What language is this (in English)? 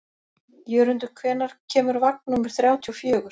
Icelandic